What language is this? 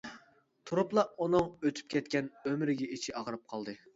Uyghur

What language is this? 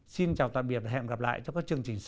Vietnamese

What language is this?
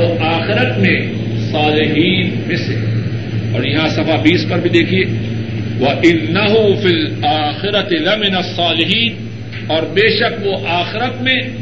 Urdu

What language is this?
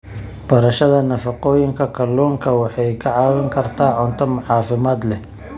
Somali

